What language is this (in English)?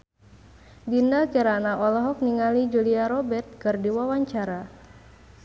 Sundanese